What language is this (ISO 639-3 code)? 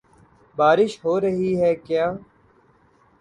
urd